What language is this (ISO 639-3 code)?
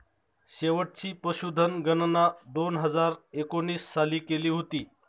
mar